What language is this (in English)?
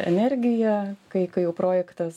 Lithuanian